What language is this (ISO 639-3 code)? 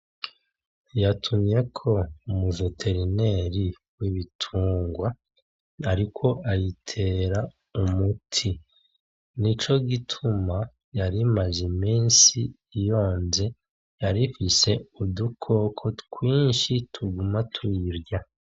run